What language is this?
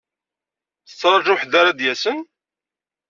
Kabyle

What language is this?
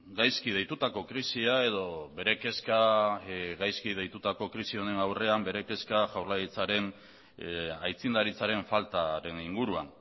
Basque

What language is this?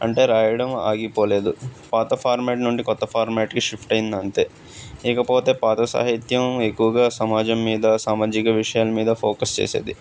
Telugu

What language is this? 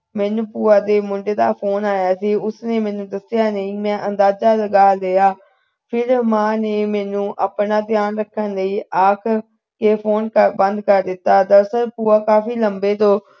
Punjabi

